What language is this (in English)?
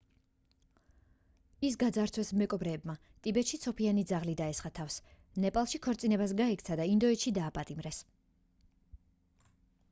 Georgian